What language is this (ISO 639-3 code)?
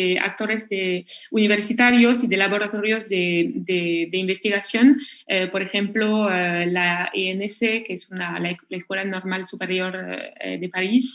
spa